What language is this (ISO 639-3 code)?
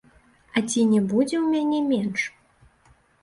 bel